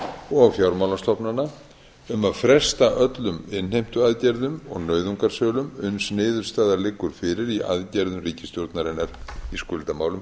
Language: Icelandic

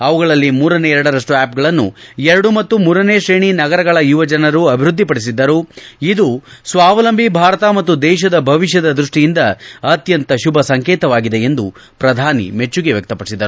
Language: Kannada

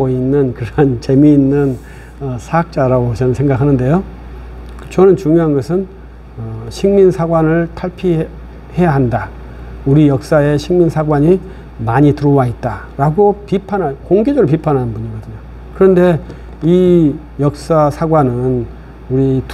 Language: Korean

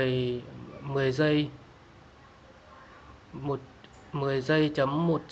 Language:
Vietnamese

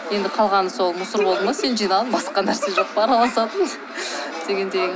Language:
Kazakh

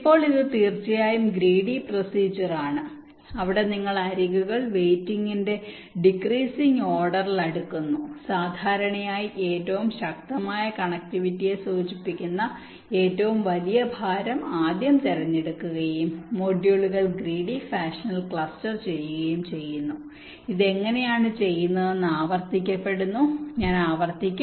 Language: Malayalam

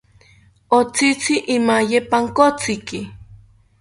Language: South Ucayali Ashéninka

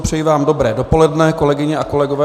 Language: Czech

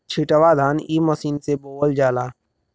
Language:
Bhojpuri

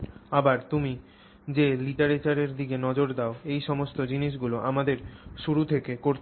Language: Bangla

